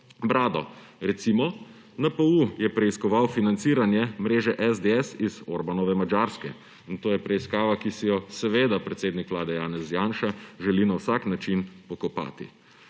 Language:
Slovenian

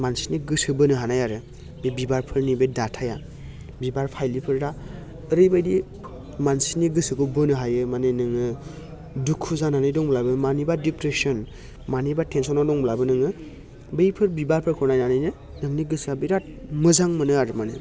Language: Bodo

